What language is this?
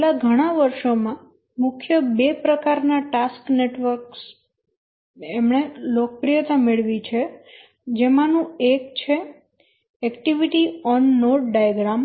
Gujarati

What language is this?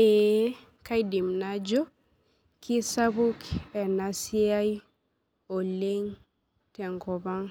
Masai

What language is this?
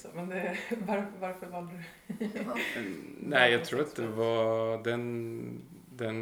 Swedish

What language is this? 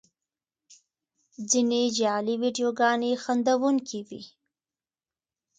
Pashto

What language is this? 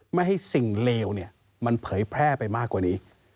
Thai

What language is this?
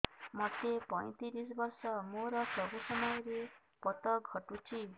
Odia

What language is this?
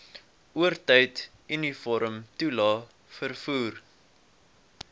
Afrikaans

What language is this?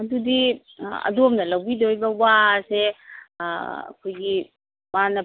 Manipuri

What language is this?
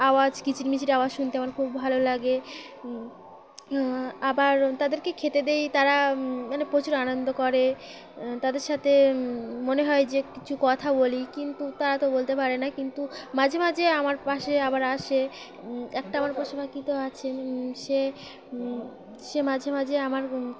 Bangla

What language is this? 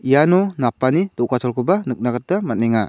Garo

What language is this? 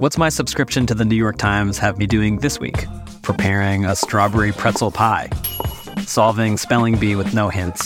English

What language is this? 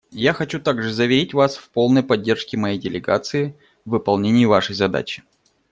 Russian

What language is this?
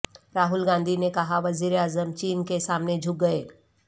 Urdu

